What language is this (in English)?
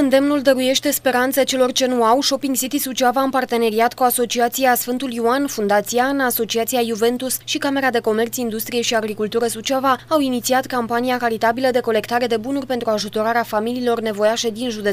Romanian